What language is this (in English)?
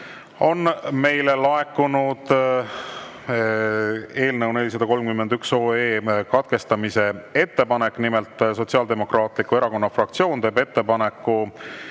Estonian